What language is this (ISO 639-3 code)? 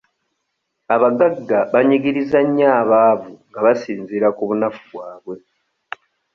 lug